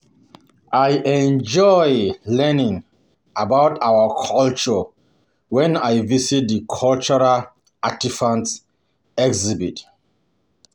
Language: Nigerian Pidgin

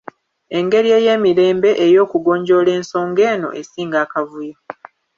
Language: Ganda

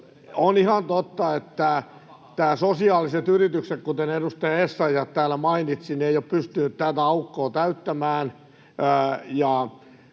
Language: Finnish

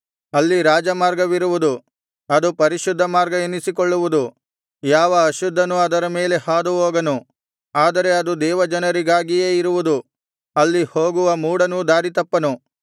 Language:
Kannada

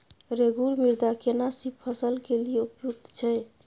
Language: Maithili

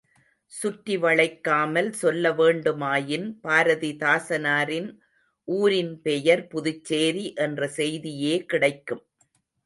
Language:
Tamil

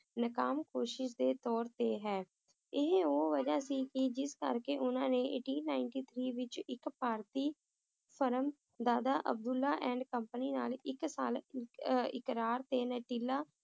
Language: Punjabi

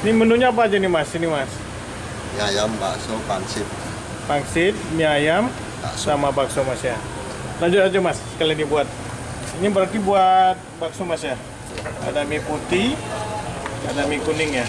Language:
Indonesian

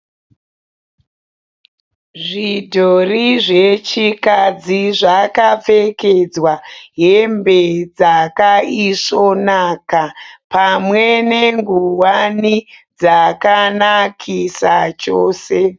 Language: Shona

